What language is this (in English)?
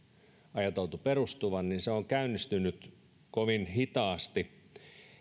Finnish